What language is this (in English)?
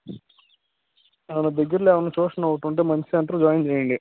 Telugu